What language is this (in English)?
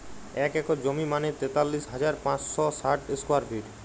Bangla